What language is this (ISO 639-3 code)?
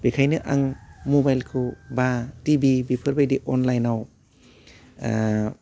brx